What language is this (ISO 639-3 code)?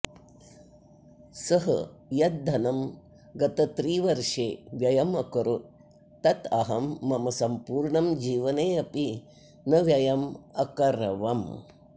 san